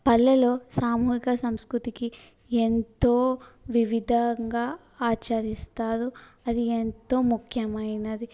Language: Telugu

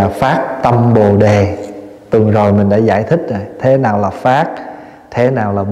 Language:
Vietnamese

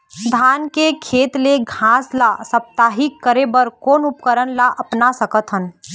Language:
Chhattisgarhi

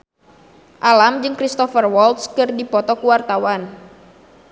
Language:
Sundanese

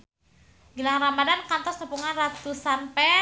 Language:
Sundanese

